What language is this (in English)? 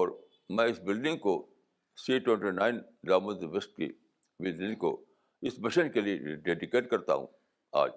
Urdu